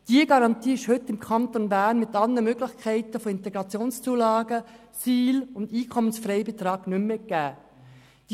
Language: Swiss German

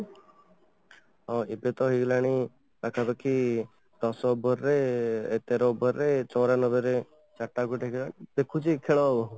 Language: Odia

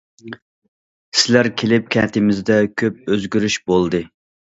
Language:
Uyghur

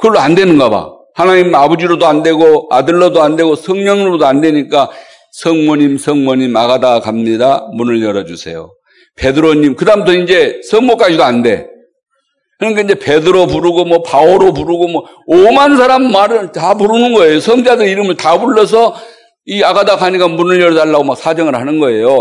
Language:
Korean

